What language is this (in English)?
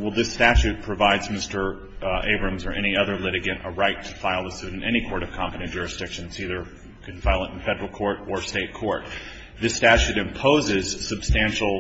English